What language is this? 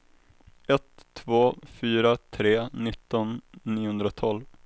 Swedish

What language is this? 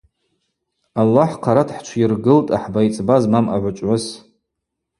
Abaza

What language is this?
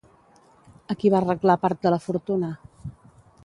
Catalan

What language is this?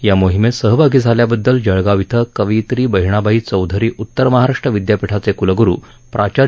Marathi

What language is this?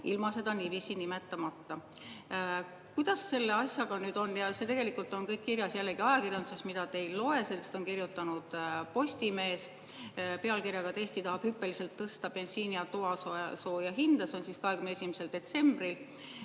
Estonian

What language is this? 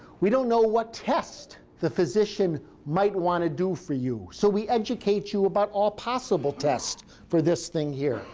English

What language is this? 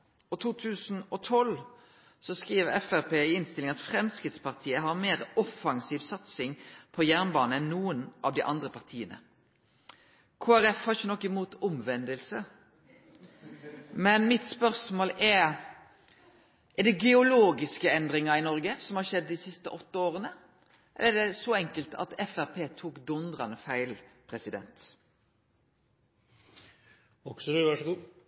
Norwegian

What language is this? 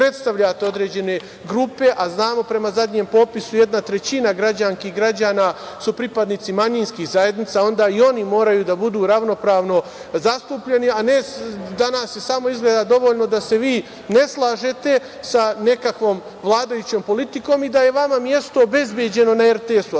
Serbian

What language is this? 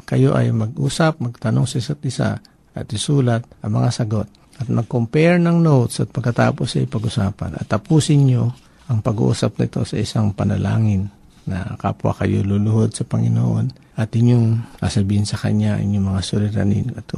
Filipino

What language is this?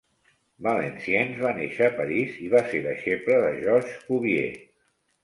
Catalan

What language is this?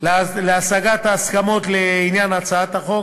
Hebrew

